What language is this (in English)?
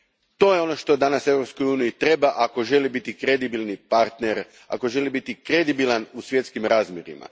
Croatian